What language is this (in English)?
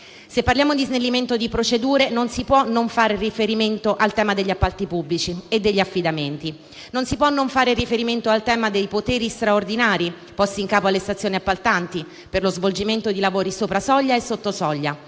Italian